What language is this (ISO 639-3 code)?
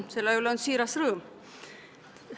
est